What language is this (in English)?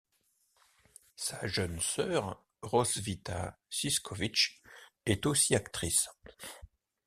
French